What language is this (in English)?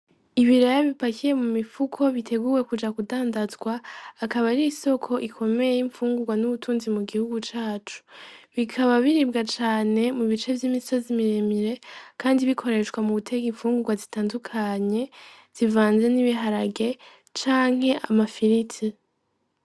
Rundi